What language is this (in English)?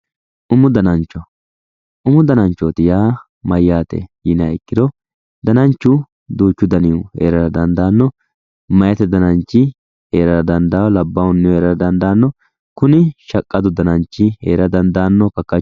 Sidamo